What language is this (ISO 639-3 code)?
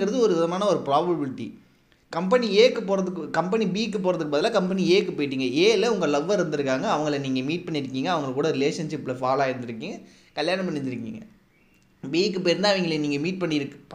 tam